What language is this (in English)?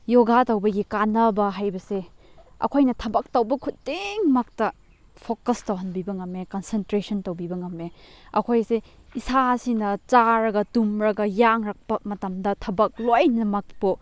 Manipuri